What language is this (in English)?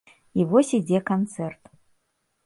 Belarusian